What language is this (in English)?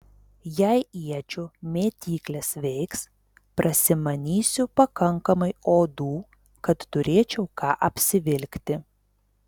Lithuanian